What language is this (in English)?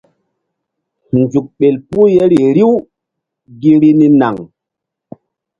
Mbum